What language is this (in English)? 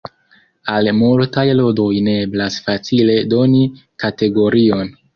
Esperanto